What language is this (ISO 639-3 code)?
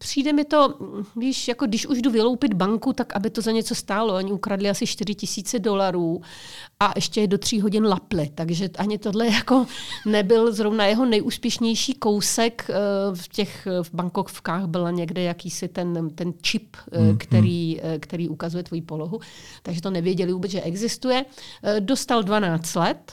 ces